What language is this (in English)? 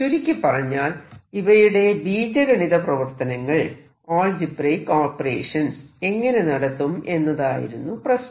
Malayalam